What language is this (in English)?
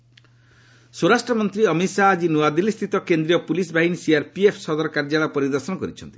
Odia